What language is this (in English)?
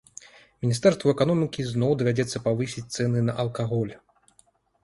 Belarusian